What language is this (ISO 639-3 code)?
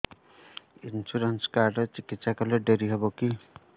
ori